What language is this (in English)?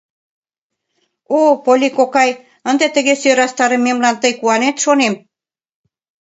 Mari